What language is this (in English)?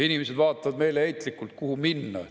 Estonian